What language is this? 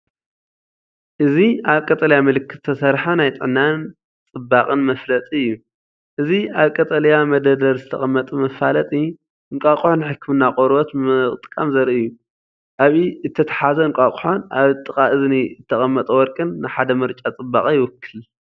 Tigrinya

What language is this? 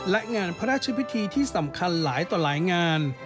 Thai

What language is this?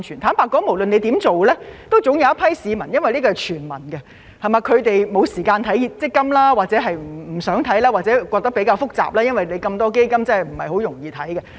Cantonese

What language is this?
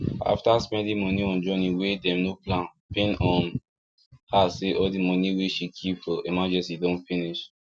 Nigerian Pidgin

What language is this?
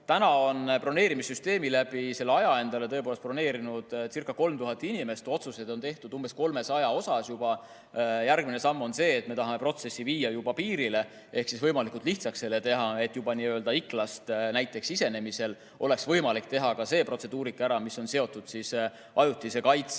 Estonian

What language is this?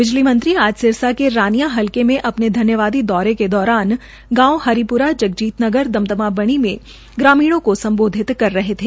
Hindi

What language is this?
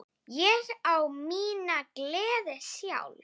Icelandic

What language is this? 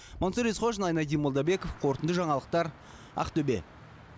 Kazakh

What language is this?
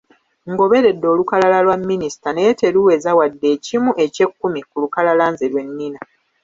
Ganda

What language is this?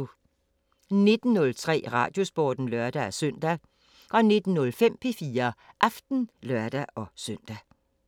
Danish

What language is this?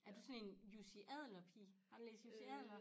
Danish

